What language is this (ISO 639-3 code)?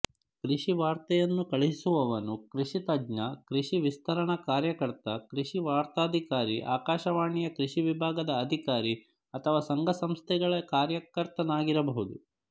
kan